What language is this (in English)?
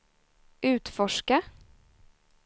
Swedish